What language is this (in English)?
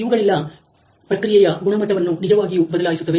Kannada